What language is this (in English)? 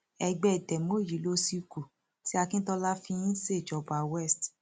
Yoruba